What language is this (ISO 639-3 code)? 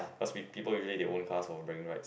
eng